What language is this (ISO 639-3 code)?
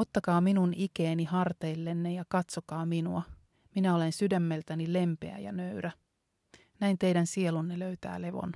fin